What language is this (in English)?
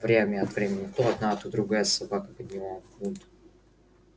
Russian